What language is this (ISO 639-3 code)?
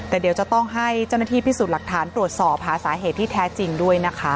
tha